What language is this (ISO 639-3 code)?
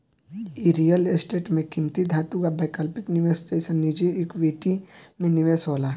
bho